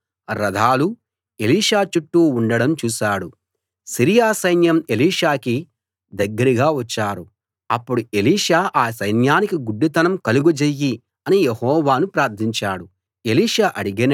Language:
Telugu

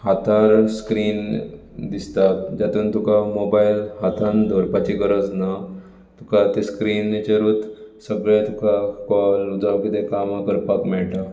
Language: Konkani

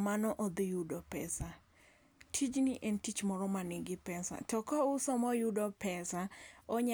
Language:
Luo (Kenya and Tanzania)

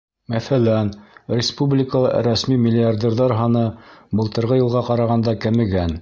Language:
Bashkir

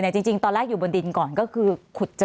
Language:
Thai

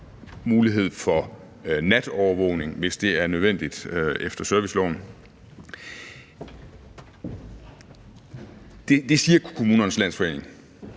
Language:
Danish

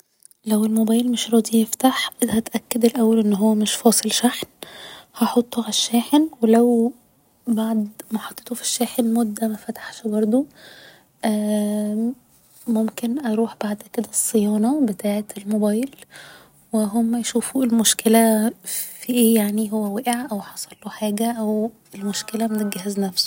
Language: Egyptian Arabic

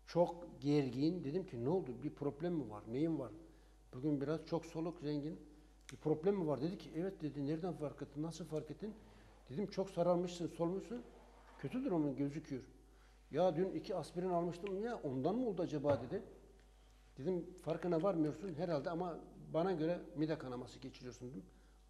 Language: Turkish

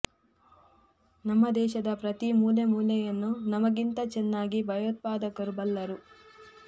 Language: Kannada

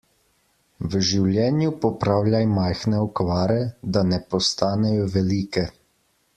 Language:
Slovenian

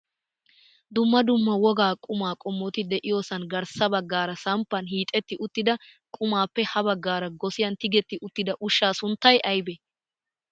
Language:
Wolaytta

